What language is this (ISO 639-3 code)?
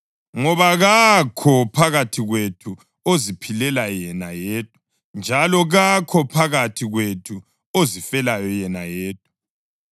nde